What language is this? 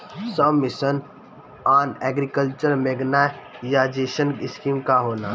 Bhojpuri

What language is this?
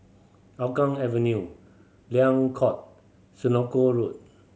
English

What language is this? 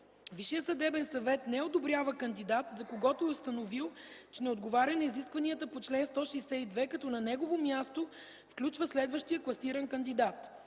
Bulgarian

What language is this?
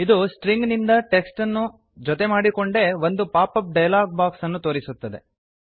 Kannada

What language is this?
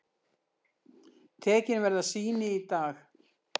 Icelandic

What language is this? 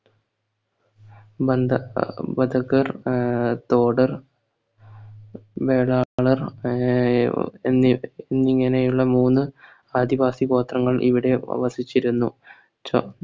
Malayalam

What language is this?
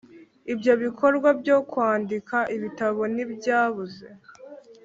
Kinyarwanda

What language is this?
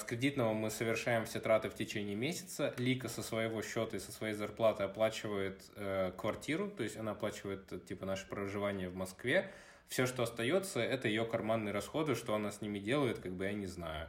Russian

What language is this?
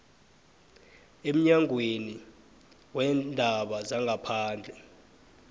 South Ndebele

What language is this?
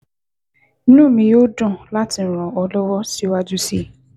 Yoruba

